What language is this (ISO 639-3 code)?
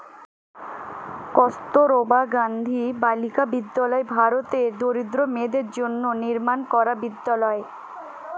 ben